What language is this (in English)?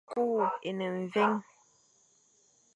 Fang